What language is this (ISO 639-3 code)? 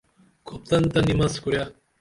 dml